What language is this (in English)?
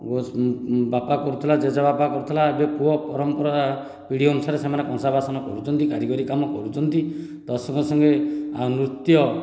Odia